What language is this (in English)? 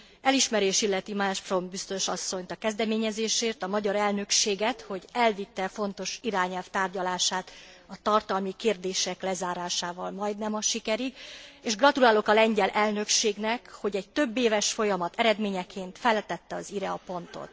Hungarian